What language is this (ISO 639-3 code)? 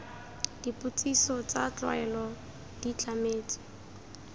tsn